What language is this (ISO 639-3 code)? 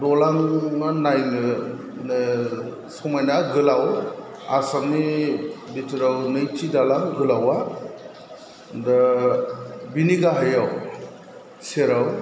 brx